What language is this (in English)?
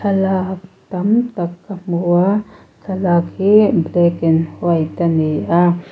Mizo